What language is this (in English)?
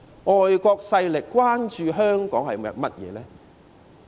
Cantonese